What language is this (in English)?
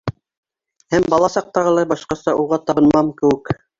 Bashkir